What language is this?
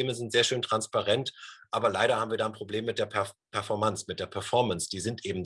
German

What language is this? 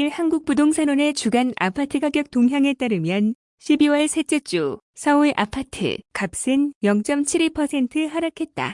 Korean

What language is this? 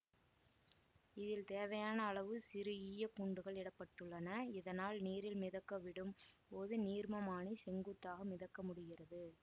Tamil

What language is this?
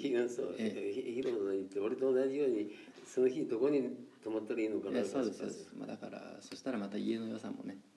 Japanese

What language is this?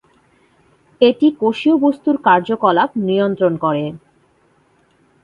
Bangla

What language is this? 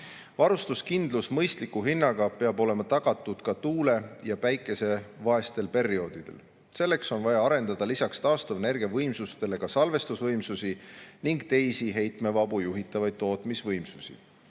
Estonian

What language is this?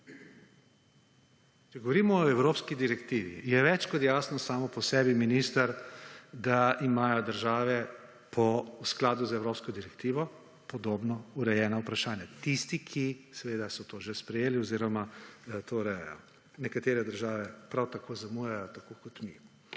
Slovenian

